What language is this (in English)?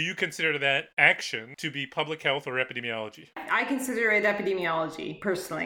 English